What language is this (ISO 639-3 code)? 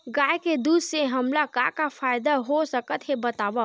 hne